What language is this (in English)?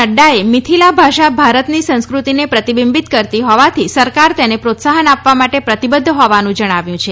Gujarati